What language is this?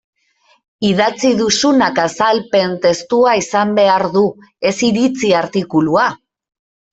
Basque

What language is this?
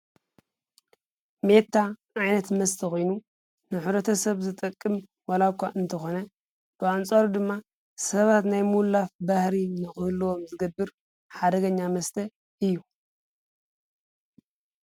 Tigrinya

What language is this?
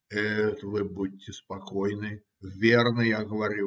Russian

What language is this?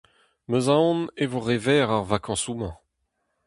Breton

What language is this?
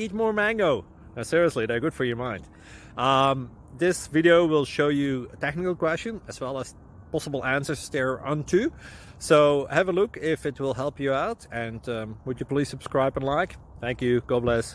English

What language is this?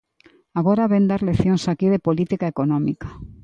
Galician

